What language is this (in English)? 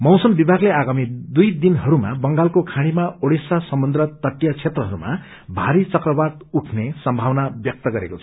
Nepali